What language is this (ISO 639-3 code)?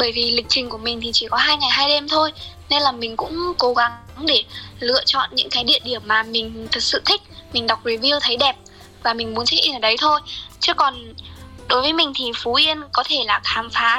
vie